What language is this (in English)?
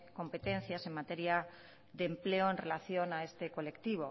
Spanish